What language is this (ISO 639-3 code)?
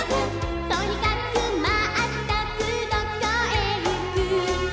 jpn